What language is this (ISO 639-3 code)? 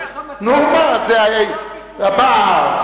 heb